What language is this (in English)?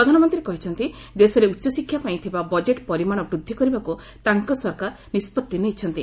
Odia